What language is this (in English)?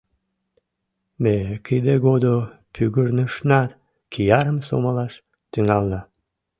Mari